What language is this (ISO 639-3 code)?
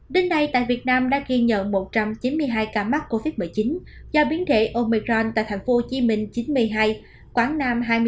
vie